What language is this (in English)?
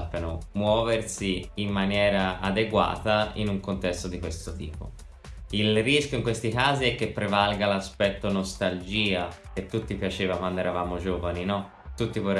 Italian